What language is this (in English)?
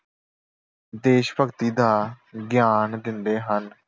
Punjabi